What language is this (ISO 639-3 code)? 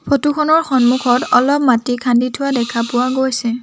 asm